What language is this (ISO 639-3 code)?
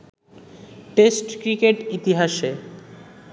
ben